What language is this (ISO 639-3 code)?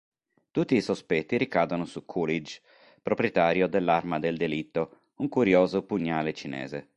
ita